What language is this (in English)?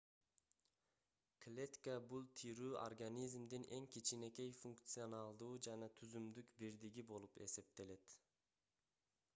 Kyrgyz